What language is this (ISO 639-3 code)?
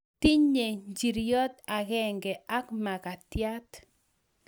kln